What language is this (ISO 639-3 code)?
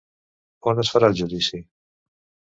cat